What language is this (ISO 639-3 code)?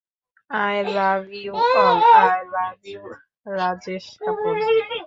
ben